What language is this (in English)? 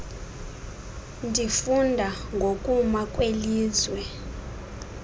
Xhosa